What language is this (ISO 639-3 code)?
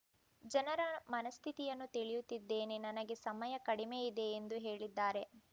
kan